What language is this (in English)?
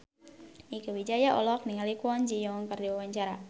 Sundanese